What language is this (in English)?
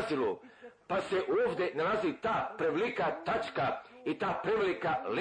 Croatian